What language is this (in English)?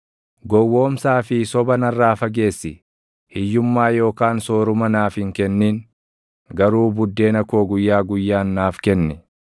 Oromo